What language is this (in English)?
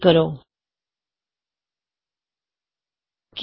Punjabi